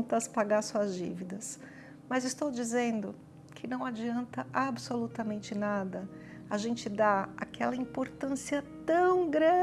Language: Portuguese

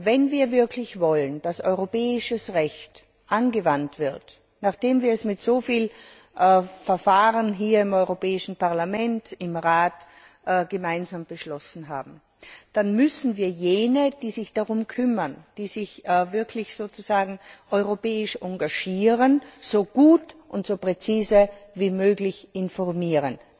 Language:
German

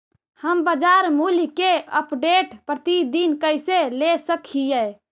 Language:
Magahi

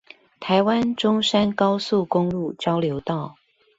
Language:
Chinese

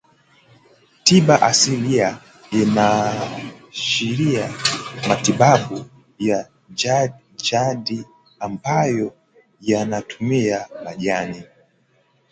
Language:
Swahili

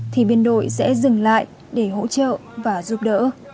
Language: Vietnamese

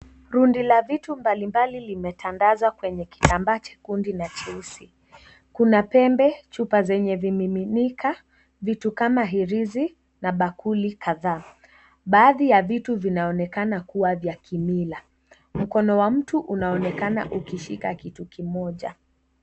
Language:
Swahili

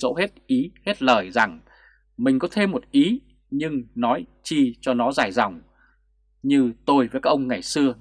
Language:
Vietnamese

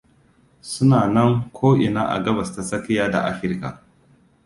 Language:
Hausa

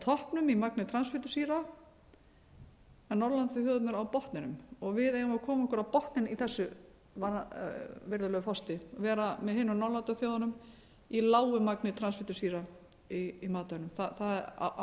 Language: Icelandic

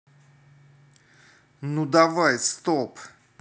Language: Russian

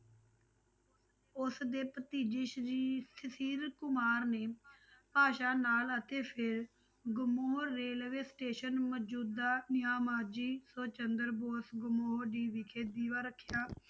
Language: Punjabi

